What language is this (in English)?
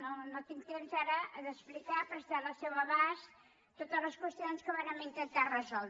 Catalan